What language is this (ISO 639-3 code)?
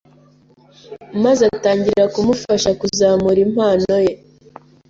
kin